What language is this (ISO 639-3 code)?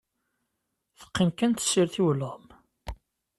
kab